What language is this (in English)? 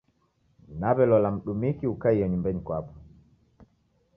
Taita